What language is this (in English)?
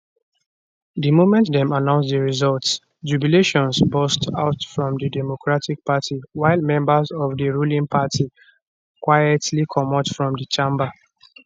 Nigerian Pidgin